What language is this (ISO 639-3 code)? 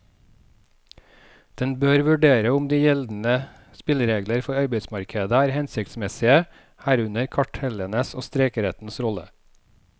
nor